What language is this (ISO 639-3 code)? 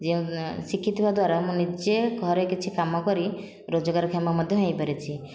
ori